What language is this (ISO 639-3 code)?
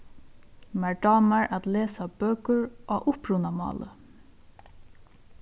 fao